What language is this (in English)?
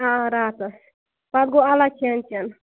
Kashmiri